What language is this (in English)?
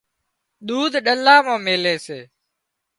Wadiyara Koli